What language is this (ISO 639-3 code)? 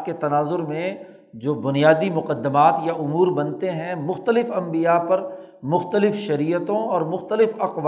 urd